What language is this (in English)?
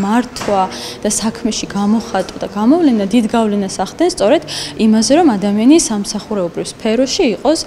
Romanian